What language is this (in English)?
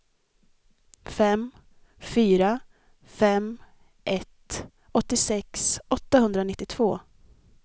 Swedish